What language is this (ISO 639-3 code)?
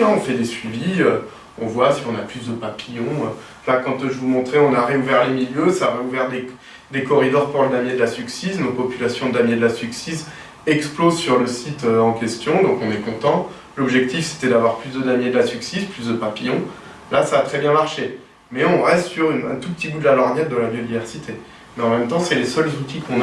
fra